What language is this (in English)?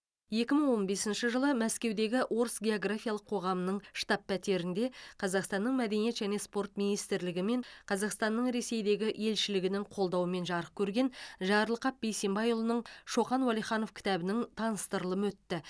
Kazakh